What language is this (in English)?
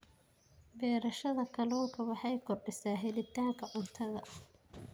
Somali